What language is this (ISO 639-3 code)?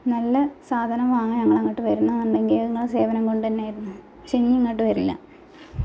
mal